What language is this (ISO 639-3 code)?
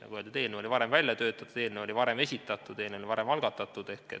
est